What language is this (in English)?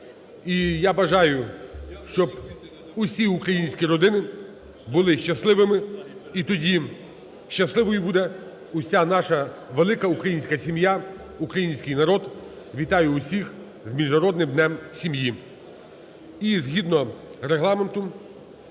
Ukrainian